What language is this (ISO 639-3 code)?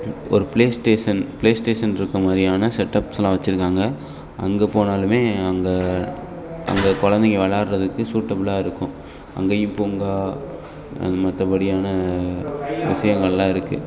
tam